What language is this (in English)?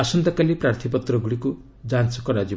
Odia